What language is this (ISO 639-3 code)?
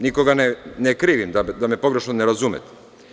srp